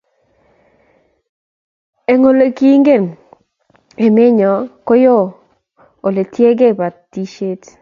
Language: Kalenjin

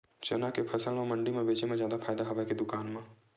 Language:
Chhattisgarhi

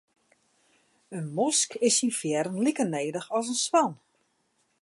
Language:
Western Frisian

